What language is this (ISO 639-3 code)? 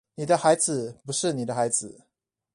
zho